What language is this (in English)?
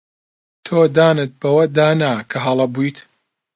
Central Kurdish